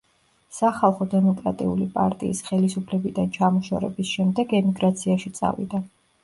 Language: Georgian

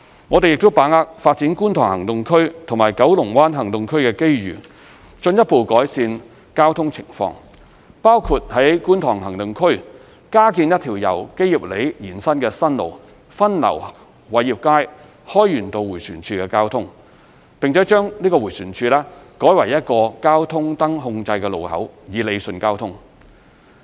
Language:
Cantonese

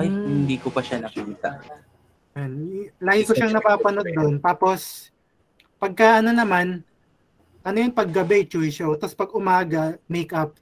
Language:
Filipino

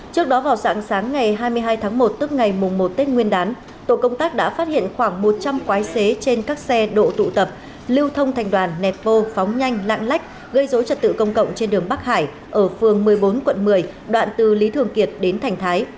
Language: Vietnamese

